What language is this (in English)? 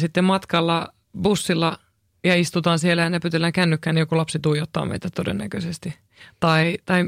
Finnish